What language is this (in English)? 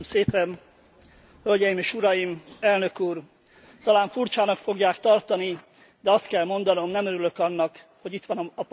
Hungarian